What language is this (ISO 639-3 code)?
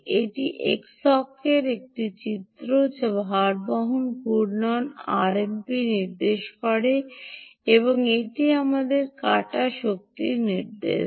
ben